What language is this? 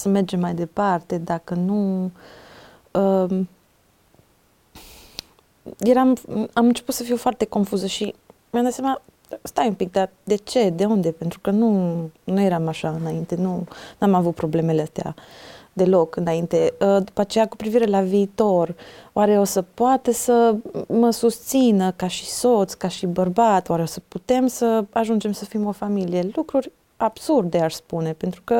Romanian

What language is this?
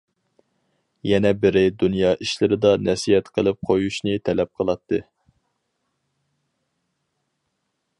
Uyghur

